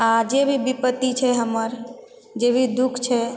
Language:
Maithili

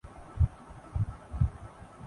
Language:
Urdu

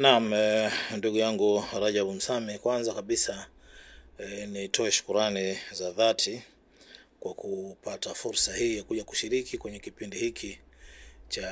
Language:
Swahili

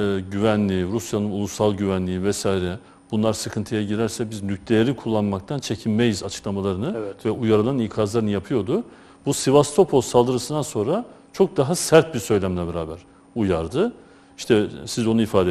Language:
Turkish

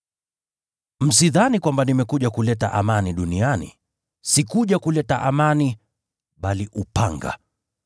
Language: Swahili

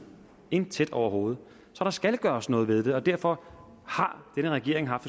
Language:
Danish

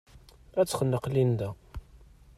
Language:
Kabyle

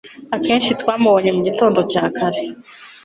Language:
Kinyarwanda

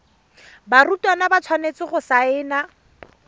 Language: Tswana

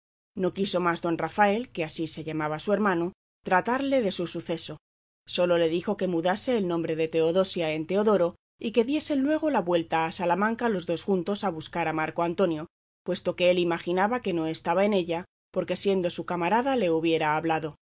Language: Spanish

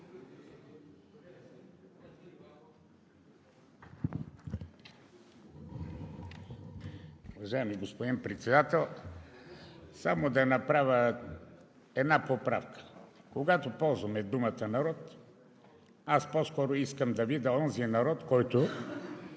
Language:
Bulgarian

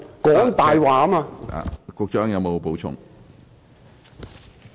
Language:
Cantonese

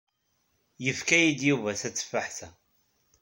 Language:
Kabyle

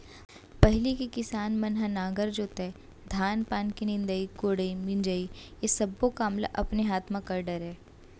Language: Chhattisgarhi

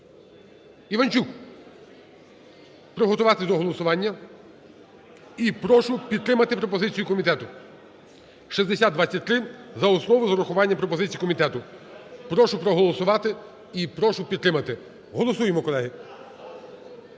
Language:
Ukrainian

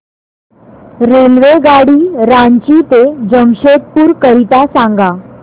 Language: Marathi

